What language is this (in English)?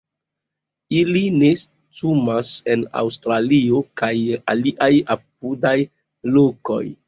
Esperanto